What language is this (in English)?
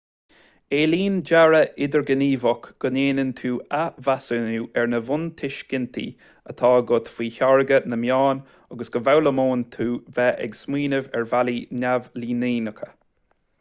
Irish